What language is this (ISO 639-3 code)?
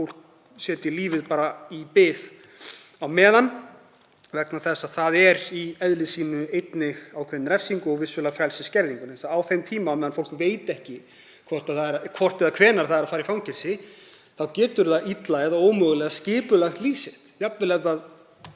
isl